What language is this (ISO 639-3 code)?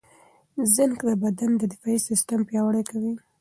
pus